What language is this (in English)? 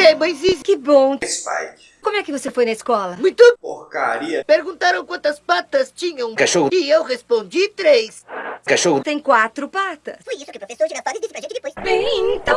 Portuguese